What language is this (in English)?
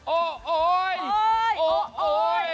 Thai